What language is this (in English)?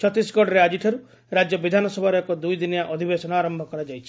Odia